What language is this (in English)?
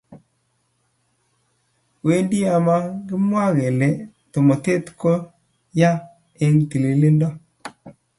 Kalenjin